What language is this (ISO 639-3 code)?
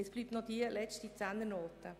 gsw